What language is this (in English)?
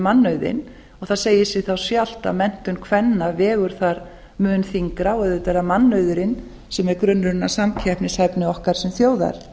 Icelandic